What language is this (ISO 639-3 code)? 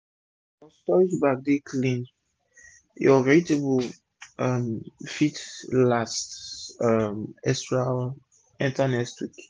pcm